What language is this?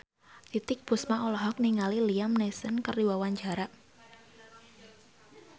Sundanese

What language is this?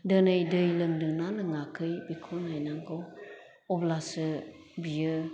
Bodo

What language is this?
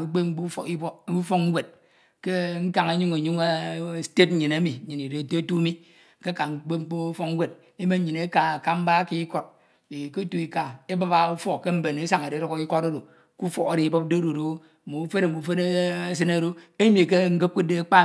Ito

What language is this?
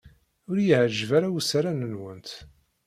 Kabyle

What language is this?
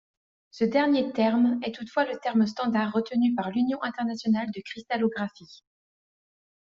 French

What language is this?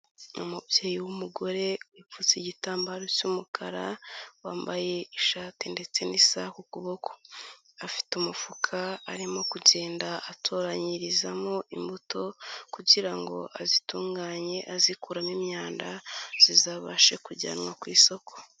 Kinyarwanda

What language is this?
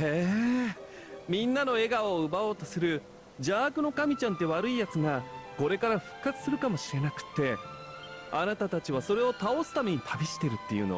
Japanese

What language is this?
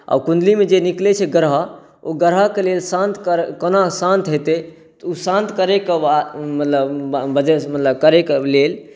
Maithili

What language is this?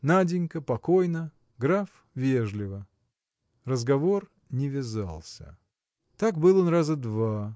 Russian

